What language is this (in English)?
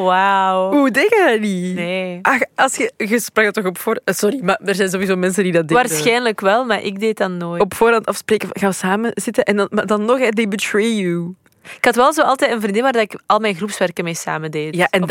Dutch